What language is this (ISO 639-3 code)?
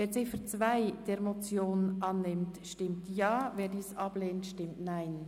gsw